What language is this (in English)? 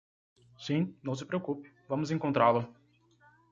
Portuguese